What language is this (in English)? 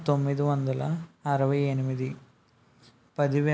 Telugu